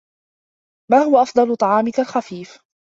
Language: Arabic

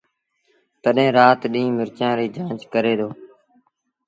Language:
Sindhi Bhil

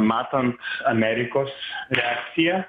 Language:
Lithuanian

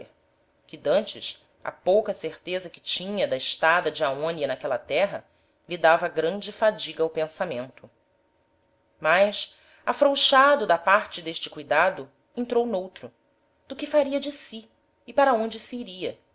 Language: Portuguese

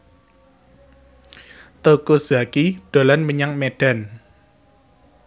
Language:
Javanese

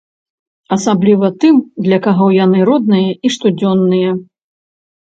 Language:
Belarusian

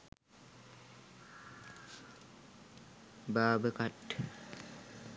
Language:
Sinhala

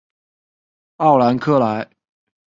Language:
Chinese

